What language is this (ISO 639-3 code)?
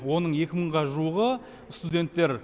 kaz